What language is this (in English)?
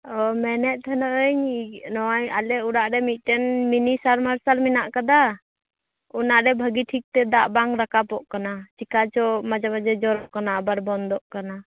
Santali